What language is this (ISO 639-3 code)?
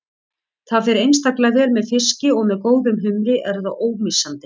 isl